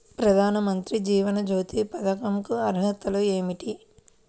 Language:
Telugu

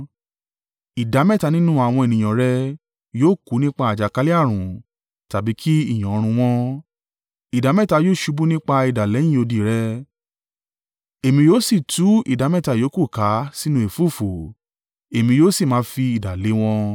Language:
Yoruba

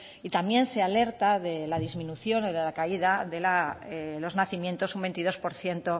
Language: Spanish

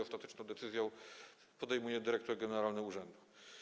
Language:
Polish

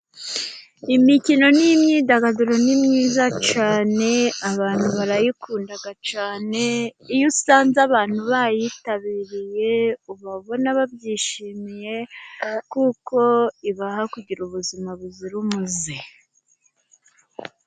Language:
Kinyarwanda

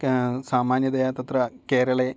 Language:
Sanskrit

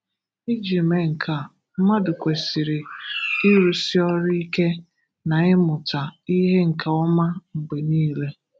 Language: Igbo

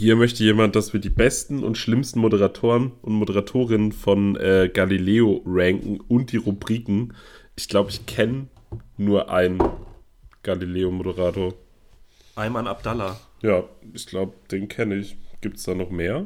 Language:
German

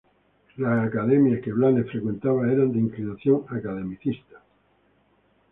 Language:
Spanish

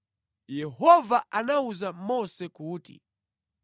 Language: Nyanja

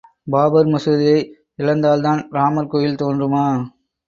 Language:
Tamil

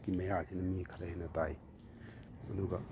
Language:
Manipuri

